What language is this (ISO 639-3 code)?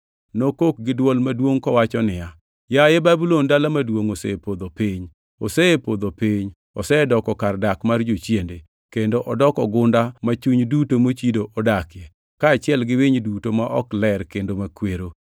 luo